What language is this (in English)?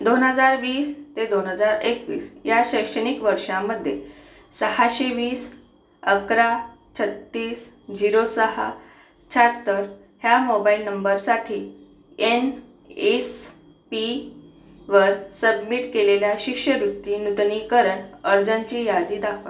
Marathi